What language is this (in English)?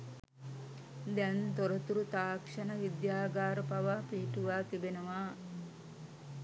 Sinhala